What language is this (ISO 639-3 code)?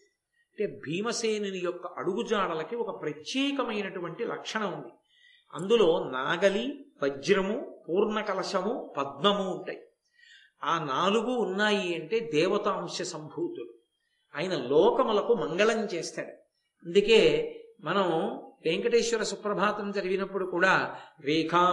tel